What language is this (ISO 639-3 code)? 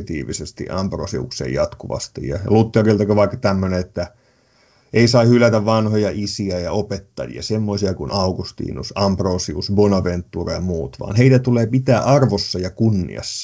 fin